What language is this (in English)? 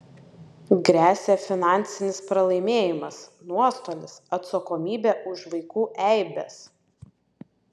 Lithuanian